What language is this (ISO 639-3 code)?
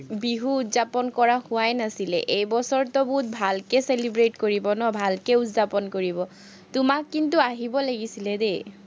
asm